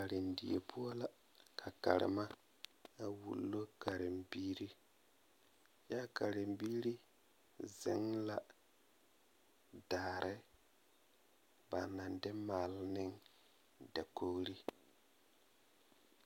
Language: Southern Dagaare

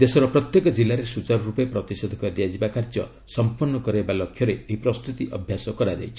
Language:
Odia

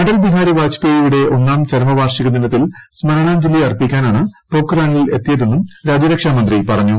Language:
Malayalam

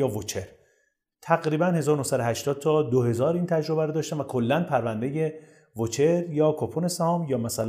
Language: Persian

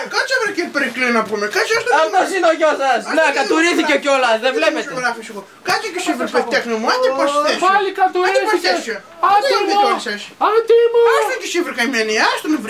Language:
Greek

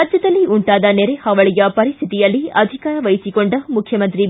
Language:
Kannada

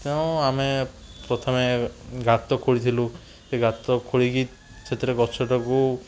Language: Odia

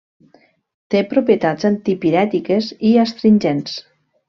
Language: Catalan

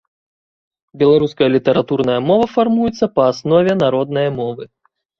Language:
Belarusian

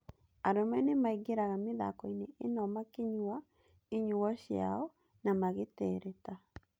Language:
Kikuyu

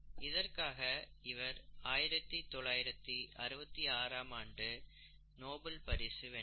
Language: Tamil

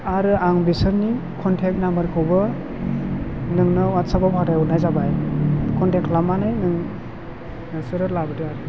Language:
Bodo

